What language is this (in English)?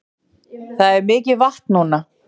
Icelandic